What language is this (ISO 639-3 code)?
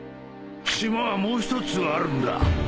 jpn